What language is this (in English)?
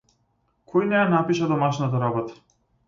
Macedonian